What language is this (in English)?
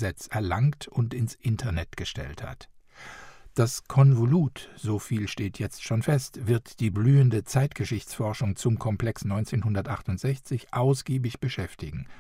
German